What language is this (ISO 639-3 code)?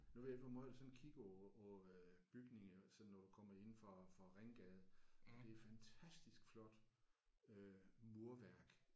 dan